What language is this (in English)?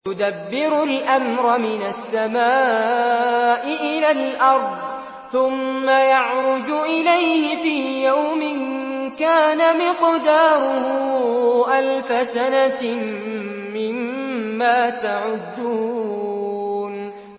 Arabic